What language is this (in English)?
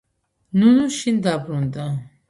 Georgian